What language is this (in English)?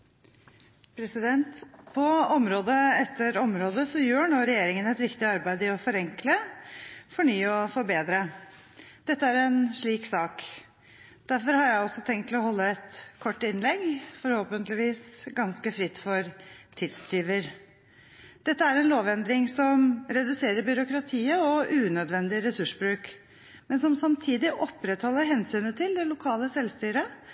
Norwegian Bokmål